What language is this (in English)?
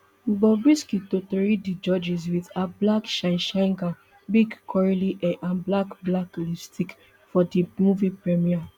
Nigerian Pidgin